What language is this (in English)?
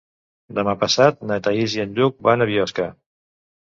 Catalan